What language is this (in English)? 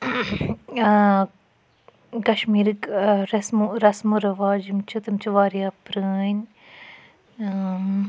Kashmiri